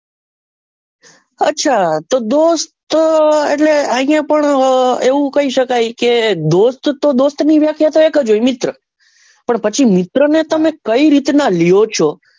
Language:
Gujarati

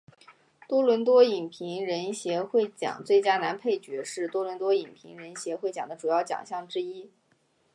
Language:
Chinese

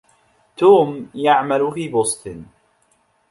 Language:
Arabic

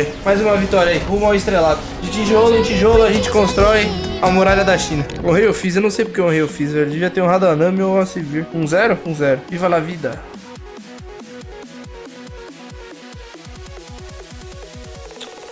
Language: Portuguese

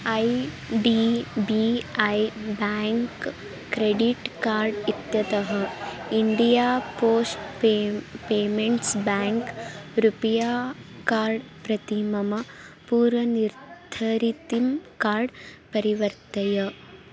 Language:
Sanskrit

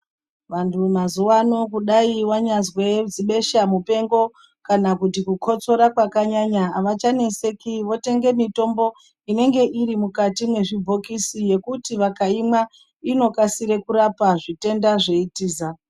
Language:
Ndau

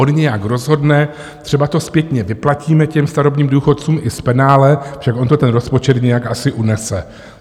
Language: Czech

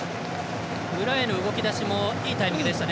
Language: Japanese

